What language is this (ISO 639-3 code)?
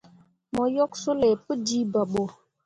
mua